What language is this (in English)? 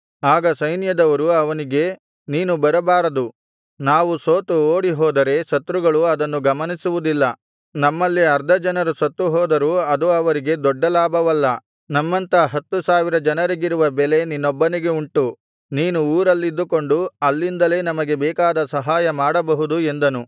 Kannada